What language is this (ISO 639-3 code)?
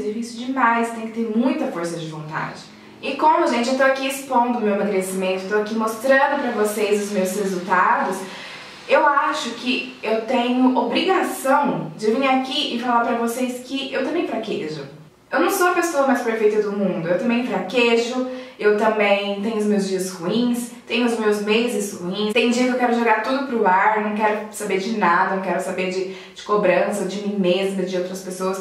por